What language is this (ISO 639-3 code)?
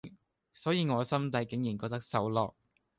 yue